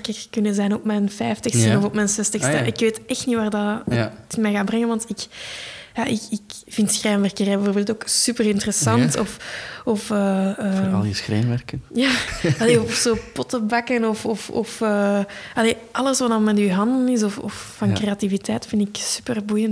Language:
Dutch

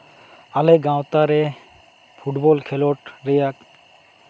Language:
Santali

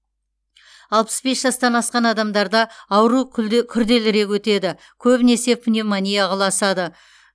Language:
Kazakh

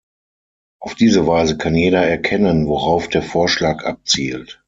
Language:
German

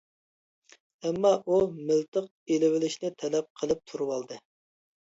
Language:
Uyghur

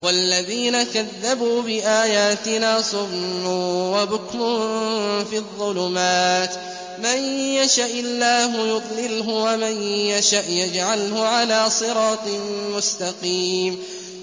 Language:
Arabic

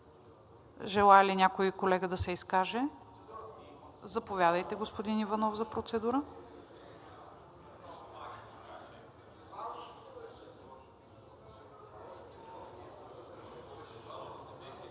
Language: Bulgarian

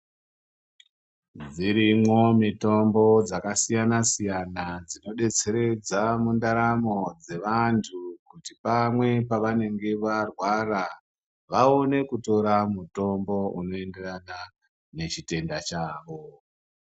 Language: Ndau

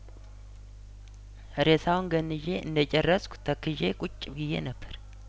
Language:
Amharic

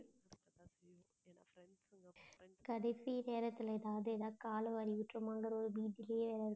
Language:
Tamil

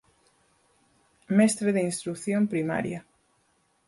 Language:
Galician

